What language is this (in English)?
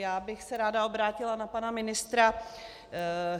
Czech